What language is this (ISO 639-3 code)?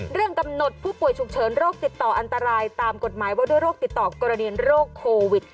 tha